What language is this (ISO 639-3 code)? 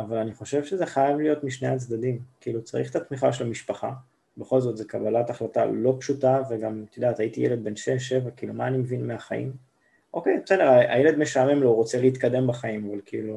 heb